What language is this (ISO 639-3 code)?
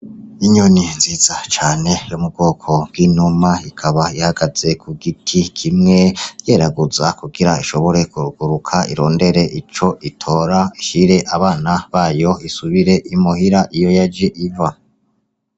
run